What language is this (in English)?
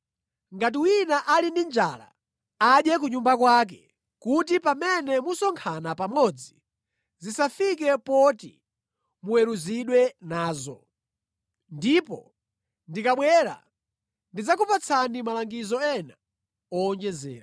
Nyanja